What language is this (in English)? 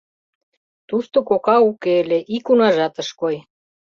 Mari